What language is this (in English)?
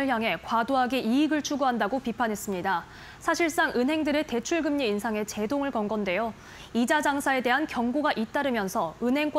Korean